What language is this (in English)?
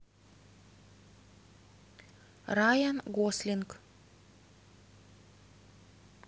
Russian